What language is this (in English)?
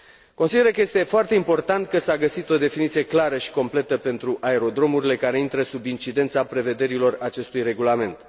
Romanian